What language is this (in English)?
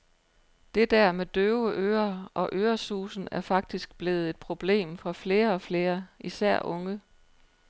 Danish